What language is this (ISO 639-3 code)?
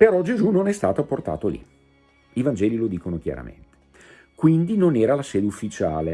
ita